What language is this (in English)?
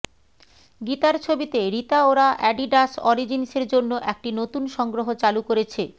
Bangla